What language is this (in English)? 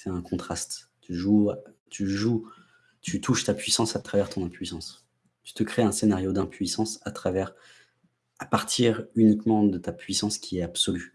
French